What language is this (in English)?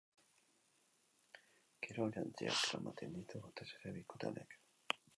Basque